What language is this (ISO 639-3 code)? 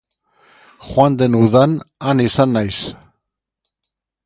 eus